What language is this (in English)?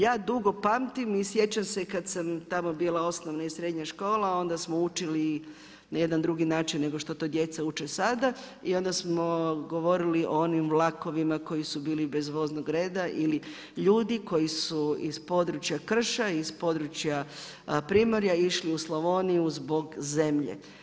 Croatian